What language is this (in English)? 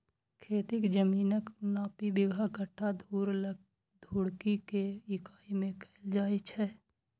Maithili